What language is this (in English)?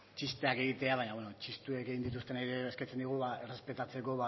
Basque